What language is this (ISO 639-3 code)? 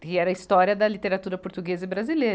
por